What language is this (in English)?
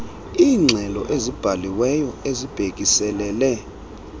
Xhosa